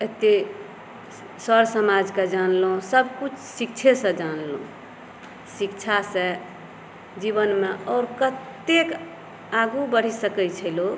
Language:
Maithili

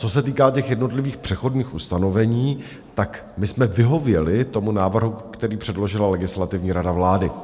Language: Czech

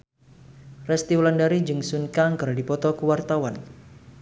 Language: Sundanese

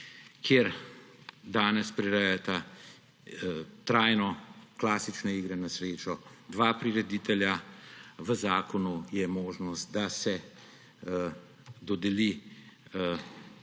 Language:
Slovenian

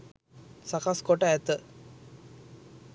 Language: Sinhala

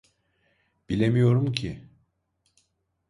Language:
Turkish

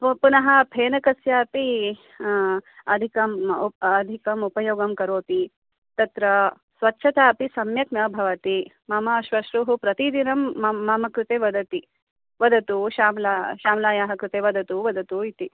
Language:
Sanskrit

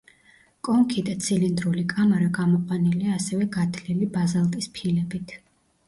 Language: Georgian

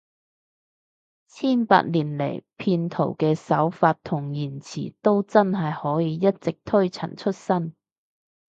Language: Cantonese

